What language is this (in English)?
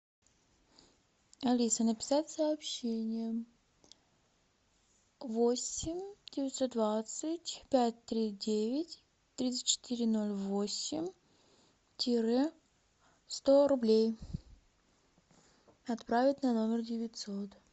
Russian